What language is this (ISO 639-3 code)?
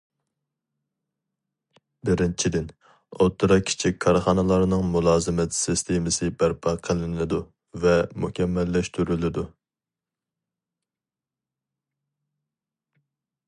uig